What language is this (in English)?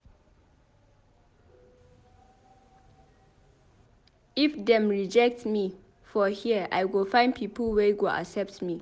Nigerian Pidgin